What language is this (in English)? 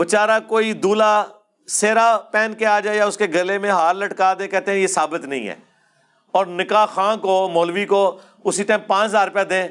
Urdu